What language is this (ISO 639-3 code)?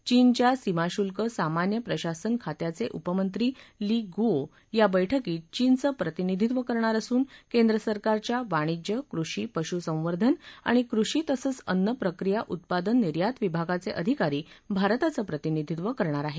mar